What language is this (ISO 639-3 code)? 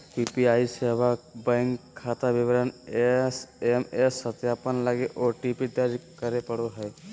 mag